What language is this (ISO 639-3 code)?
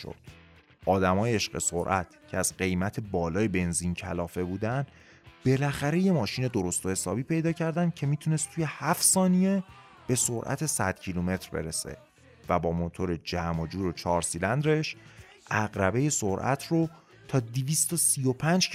fas